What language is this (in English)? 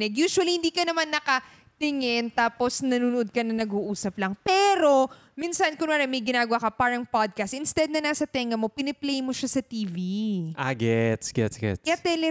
Filipino